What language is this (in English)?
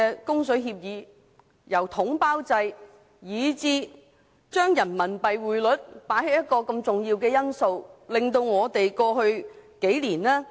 Cantonese